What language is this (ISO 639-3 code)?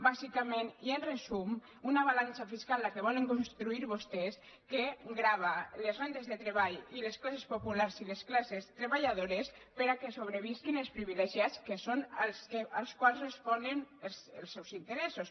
cat